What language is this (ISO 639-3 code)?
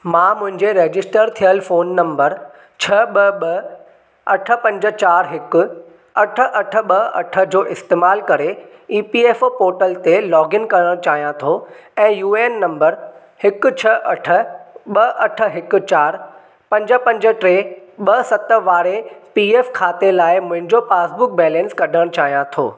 snd